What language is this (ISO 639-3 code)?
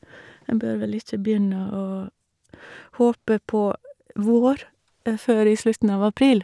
nor